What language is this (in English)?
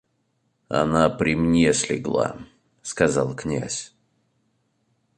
Russian